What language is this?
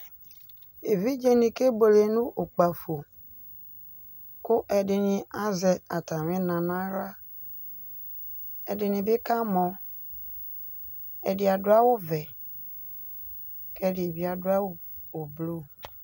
Ikposo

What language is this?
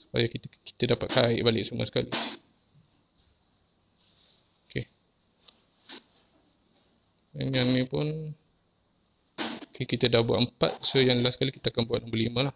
Malay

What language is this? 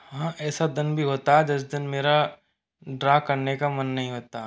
Hindi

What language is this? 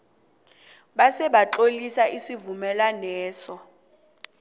South Ndebele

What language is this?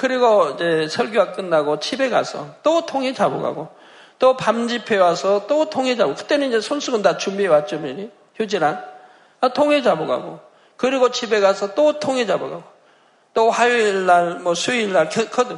Korean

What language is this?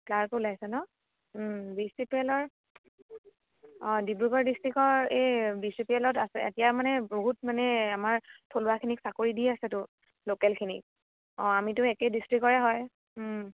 Assamese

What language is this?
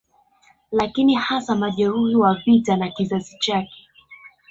Swahili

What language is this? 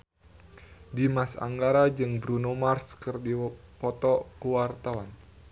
Sundanese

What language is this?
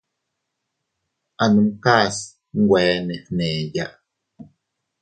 Teutila Cuicatec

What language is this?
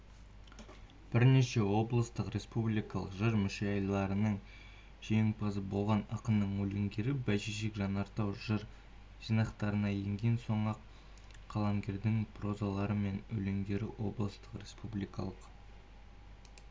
Kazakh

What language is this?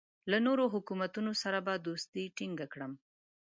Pashto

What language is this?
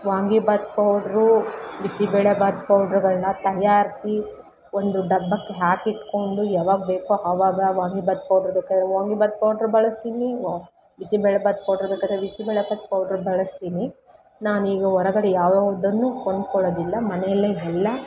Kannada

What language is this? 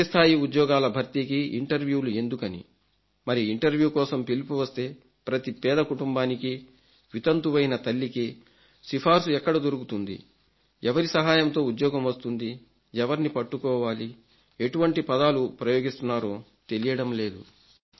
Telugu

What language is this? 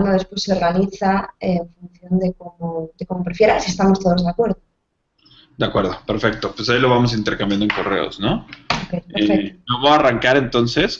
Spanish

